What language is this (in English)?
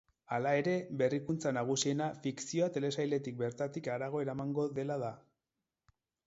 Basque